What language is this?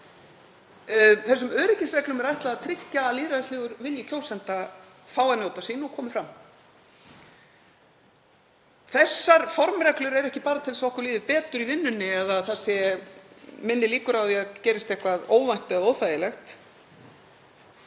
Icelandic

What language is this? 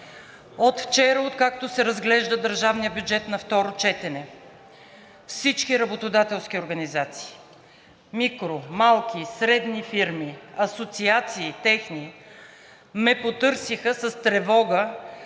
Bulgarian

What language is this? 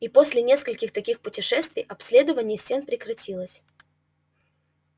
Russian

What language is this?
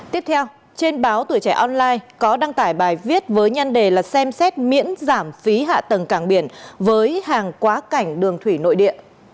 Vietnamese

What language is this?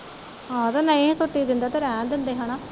Punjabi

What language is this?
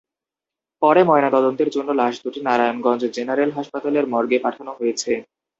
Bangla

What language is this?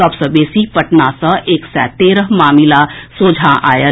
Maithili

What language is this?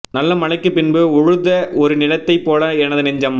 Tamil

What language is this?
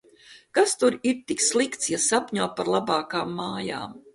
Latvian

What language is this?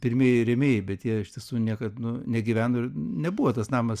Lithuanian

